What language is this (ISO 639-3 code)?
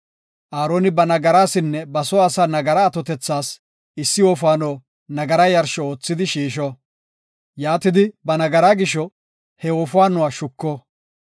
gof